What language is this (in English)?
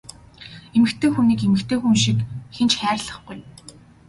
Mongolian